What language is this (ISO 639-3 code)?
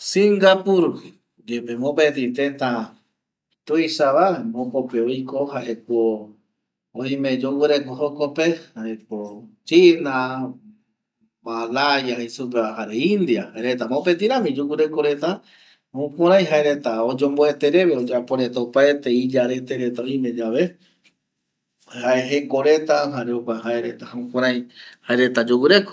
gui